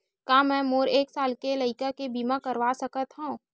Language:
Chhattisgarhi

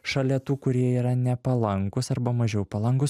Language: Lithuanian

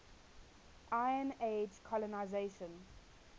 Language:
English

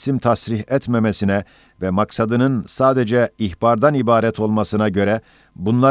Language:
Turkish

